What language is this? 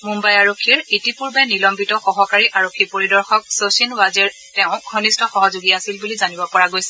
Assamese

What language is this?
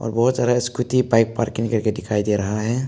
Hindi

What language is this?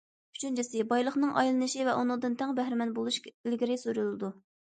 Uyghur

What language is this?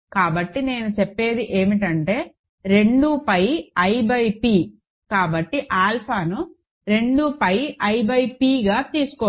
Telugu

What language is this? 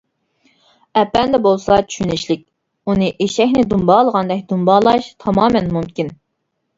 Uyghur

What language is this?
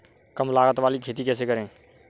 Hindi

